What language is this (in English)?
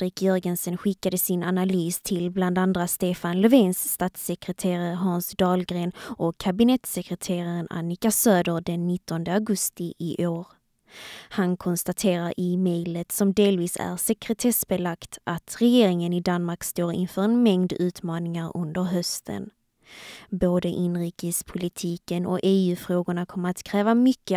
Swedish